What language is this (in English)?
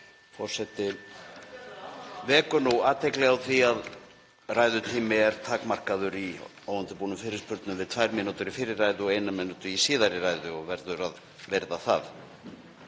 Icelandic